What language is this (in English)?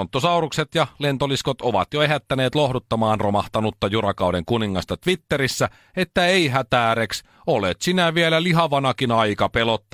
Finnish